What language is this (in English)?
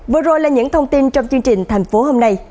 Vietnamese